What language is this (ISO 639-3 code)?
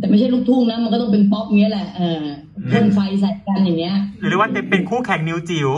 tha